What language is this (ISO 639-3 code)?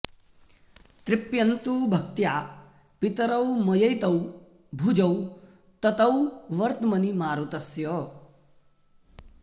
san